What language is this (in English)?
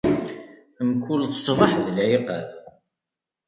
Kabyle